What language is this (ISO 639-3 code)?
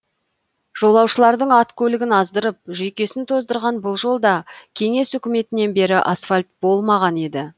kaz